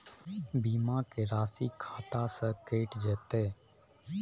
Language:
Maithili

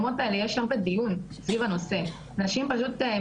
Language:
Hebrew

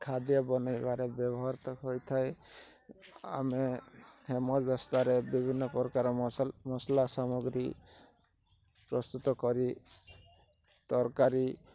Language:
Odia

